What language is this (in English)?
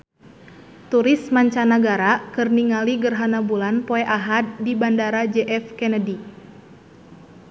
Sundanese